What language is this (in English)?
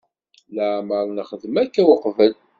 Kabyle